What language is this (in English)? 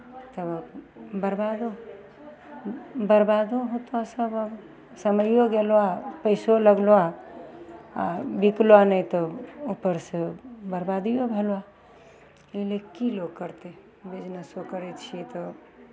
Maithili